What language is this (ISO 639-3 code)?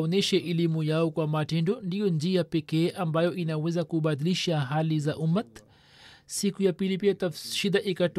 swa